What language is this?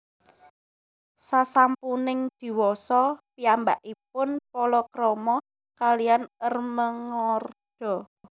Javanese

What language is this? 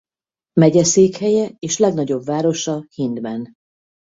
Hungarian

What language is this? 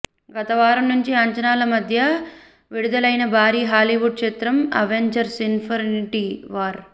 Telugu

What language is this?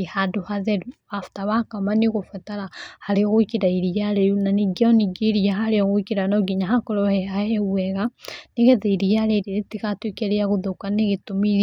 Kikuyu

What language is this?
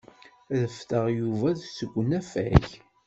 Kabyle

